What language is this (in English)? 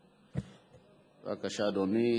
Hebrew